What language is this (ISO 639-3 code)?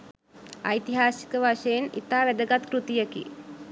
sin